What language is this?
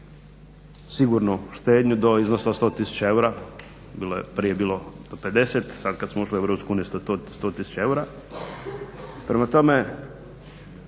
Croatian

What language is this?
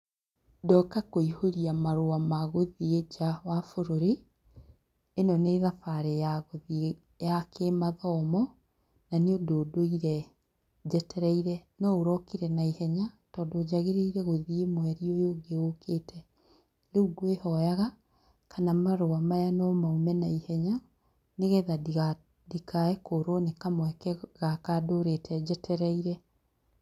Kikuyu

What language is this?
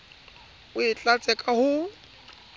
Southern Sotho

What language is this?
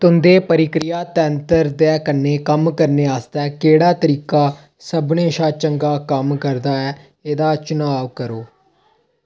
Dogri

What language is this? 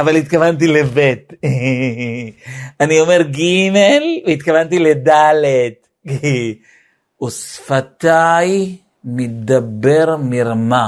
Hebrew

